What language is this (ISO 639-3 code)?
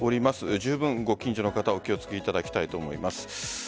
jpn